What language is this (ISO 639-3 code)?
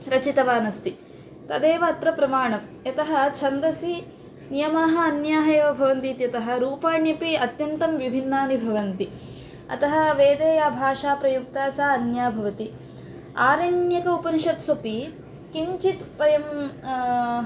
san